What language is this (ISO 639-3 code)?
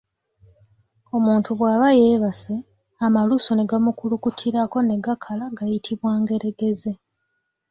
lug